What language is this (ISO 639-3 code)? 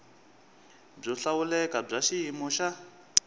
tso